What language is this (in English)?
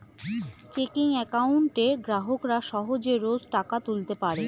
Bangla